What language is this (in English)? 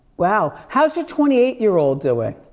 English